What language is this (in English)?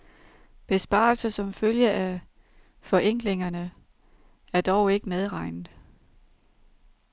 Danish